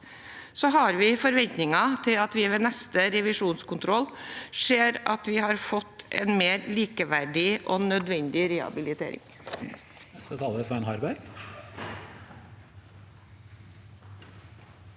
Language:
Norwegian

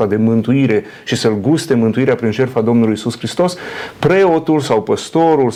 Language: Romanian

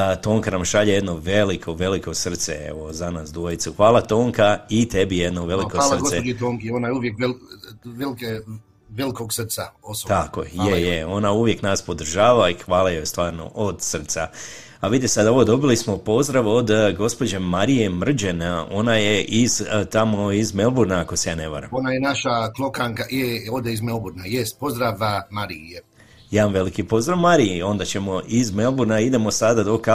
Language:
Croatian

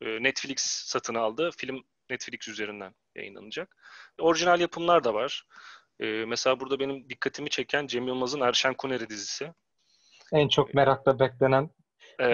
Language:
Turkish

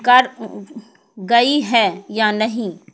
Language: Urdu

